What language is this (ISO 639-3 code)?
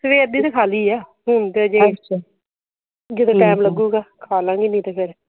pan